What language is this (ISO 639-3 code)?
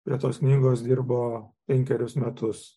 lit